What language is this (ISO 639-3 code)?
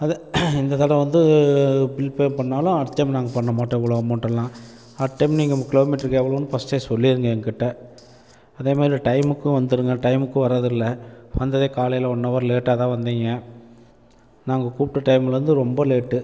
tam